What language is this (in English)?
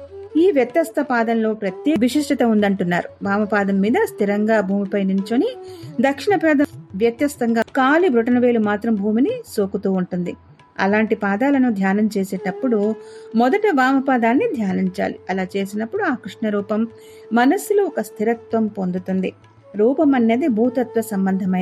Telugu